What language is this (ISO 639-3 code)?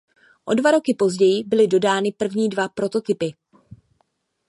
ces